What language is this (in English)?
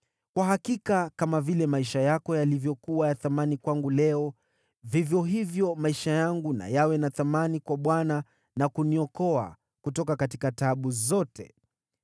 Swahili